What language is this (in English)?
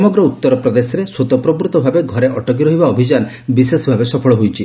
Odia